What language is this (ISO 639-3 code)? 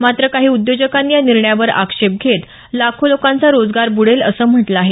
mar